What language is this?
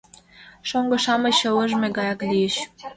Mari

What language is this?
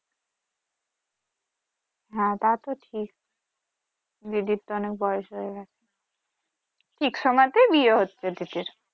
Bangla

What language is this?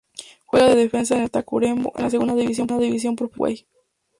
Spanish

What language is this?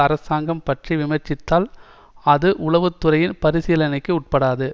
Tamil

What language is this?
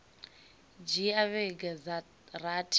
Venda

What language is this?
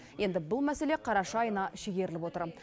Kazakh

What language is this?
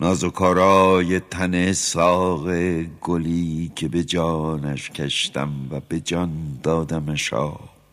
Persian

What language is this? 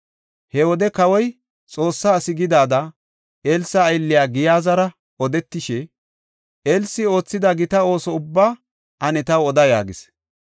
Gofa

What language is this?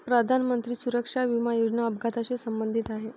Marathi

